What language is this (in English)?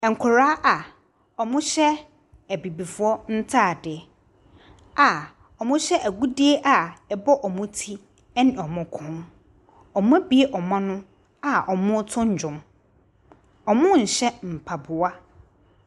Akan